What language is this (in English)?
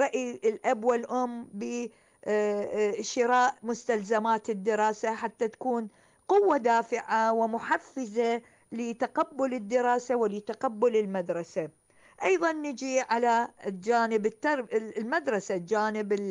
Arabic